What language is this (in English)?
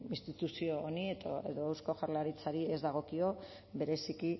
Basque